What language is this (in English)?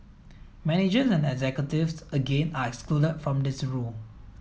English